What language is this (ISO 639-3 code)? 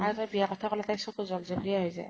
asm